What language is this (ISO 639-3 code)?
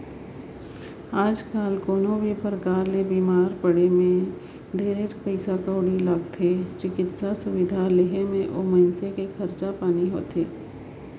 hne